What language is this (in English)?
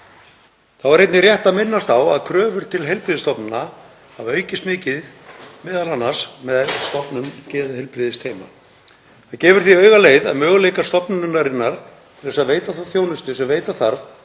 Icelandic